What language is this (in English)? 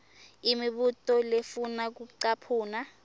Swati